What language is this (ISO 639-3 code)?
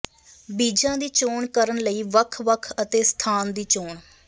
pan